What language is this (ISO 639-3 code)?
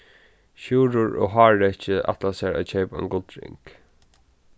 fao